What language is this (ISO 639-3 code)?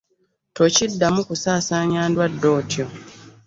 lug